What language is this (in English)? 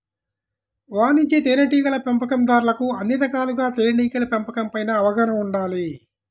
Telugu